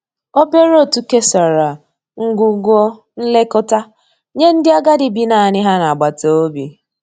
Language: Igbo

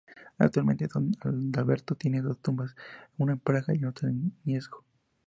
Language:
Spanish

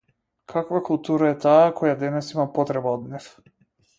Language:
Macedonian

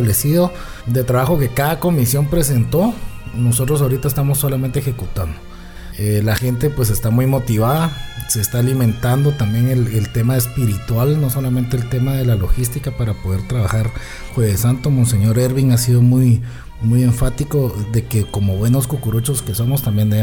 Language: Spanish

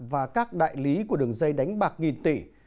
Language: Vietnamese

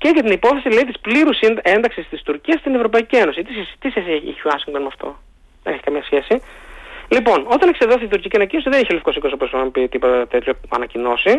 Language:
Greek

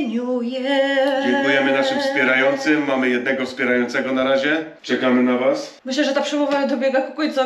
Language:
Polish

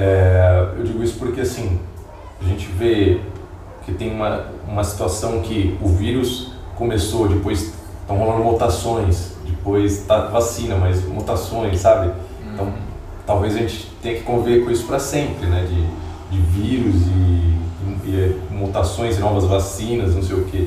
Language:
Portuguese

